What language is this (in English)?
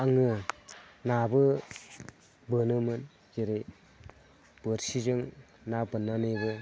Bodo